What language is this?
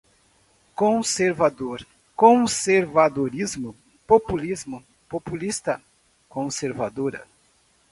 Portuguese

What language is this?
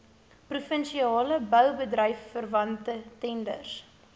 Afrikaans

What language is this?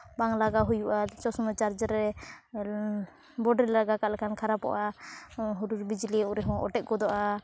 Santali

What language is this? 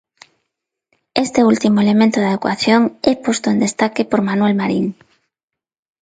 Galician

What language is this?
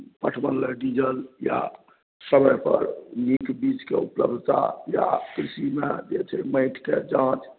Maithili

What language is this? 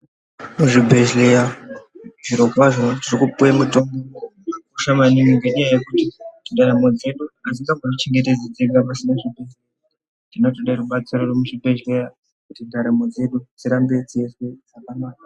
Ndau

